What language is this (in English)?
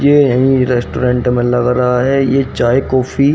Hindi